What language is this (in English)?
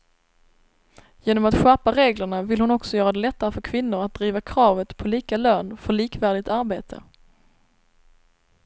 Swedish